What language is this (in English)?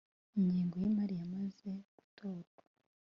Kinyarwanda